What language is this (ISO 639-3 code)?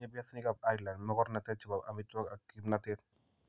kln